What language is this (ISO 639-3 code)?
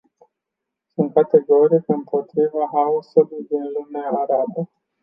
ron